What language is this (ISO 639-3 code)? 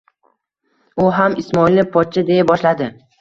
uzb